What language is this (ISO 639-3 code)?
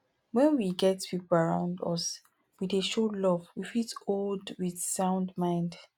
pcm